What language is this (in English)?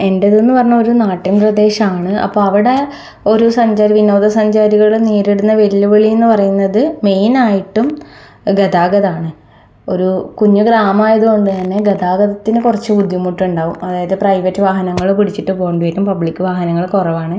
Malayalam